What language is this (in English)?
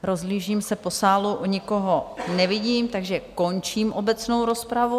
Czech